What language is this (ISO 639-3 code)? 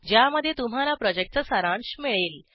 mar